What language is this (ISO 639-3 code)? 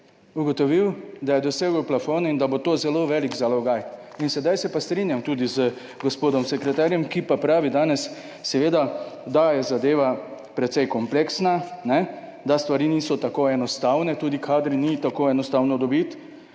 slv